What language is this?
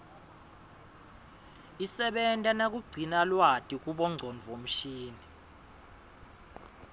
Swati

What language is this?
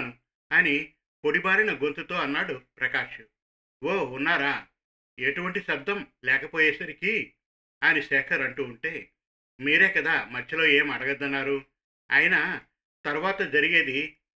Telugu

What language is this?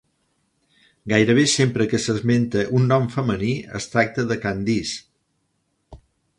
Catalan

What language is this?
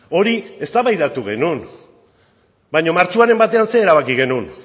Basque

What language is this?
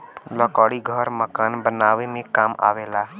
Bhojpuri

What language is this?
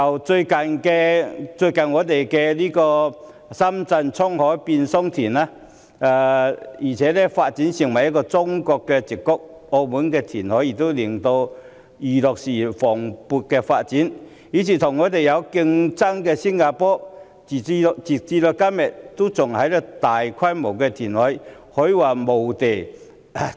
Cantonese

